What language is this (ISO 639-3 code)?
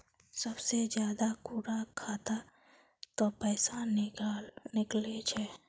mag